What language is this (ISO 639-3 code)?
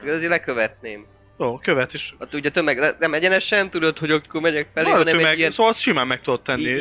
hun